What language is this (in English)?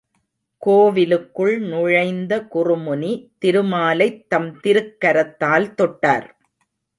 Tamil